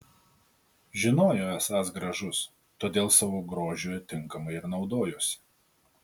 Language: Lithuanian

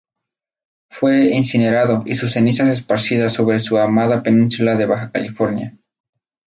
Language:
Spanish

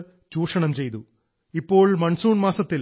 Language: Malayalam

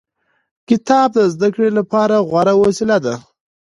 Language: Pashto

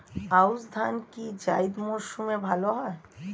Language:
Bangla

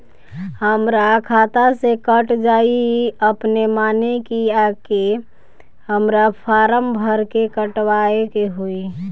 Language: Bhojpuri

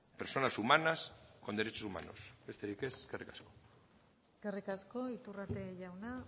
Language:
Basque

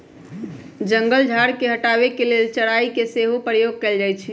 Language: Magahi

